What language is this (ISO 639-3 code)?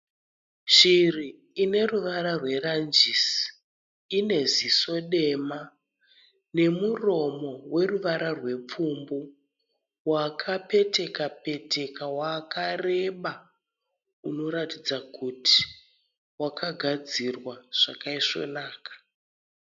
sna